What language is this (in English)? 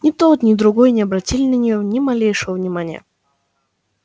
Russian